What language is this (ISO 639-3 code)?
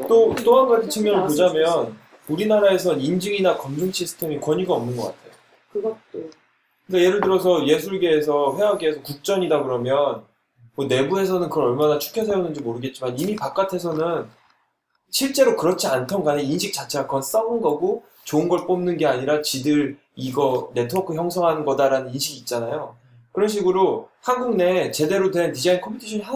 kor